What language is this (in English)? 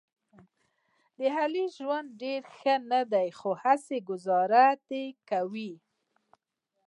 Pashto